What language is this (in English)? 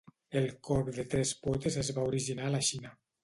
Catalan